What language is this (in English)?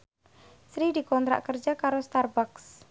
Javanese